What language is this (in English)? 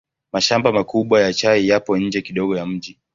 Swahili